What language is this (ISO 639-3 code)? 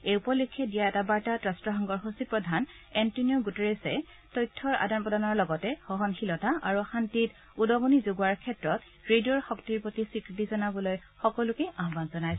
asm